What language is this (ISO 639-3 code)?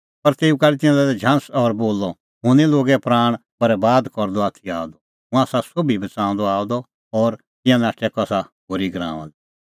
kfx